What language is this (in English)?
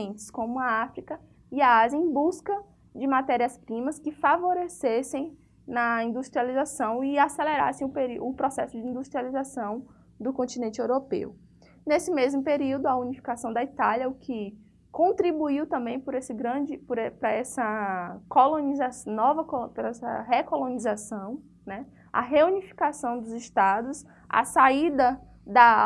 Portuguese